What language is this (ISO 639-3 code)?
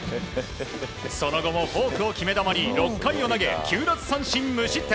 jpn